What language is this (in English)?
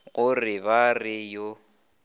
Northern Sotho